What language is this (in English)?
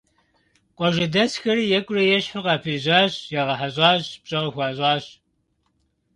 Kabardian